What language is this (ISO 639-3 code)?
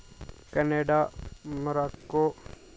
doi